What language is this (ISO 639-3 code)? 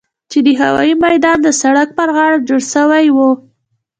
pus